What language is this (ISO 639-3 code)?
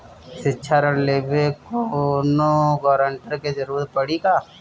bho